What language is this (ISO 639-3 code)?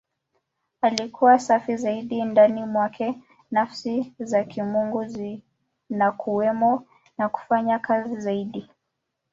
swa